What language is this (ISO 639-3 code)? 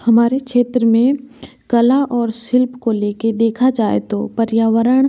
hin